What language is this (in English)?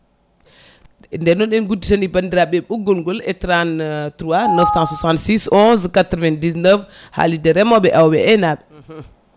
Fula